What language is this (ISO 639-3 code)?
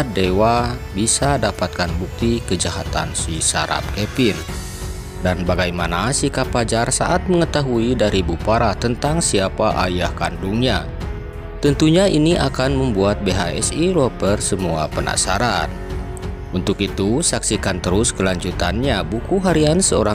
ind